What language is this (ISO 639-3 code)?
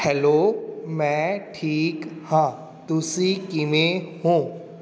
pan